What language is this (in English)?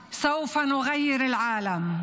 Hebrew